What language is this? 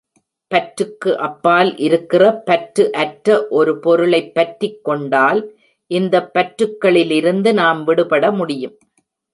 Tamil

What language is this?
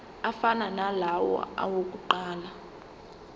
Zulu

